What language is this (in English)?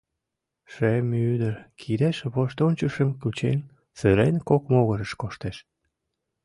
Mari